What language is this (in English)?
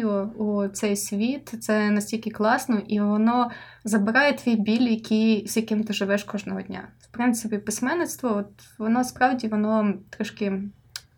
Ukrainian